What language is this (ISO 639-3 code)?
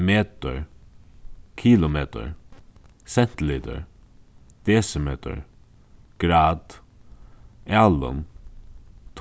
fao